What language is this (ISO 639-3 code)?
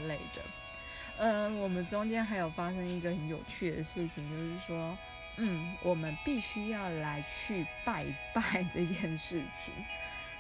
zho